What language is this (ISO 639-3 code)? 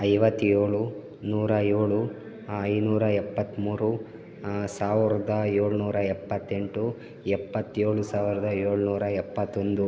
kan